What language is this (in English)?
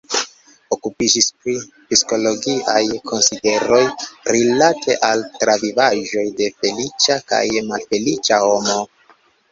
Esperanto